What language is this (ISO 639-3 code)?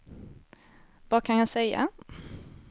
swe